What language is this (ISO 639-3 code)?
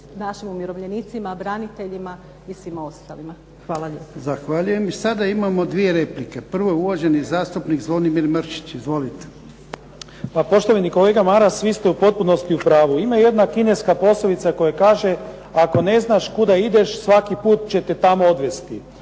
hrv